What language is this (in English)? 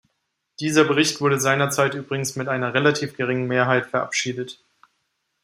German